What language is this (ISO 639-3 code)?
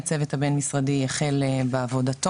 heb